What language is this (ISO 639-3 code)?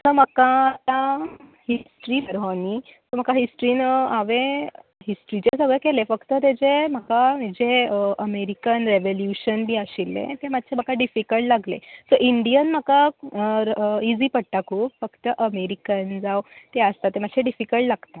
kok